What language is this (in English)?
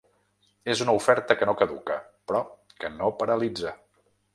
Catalan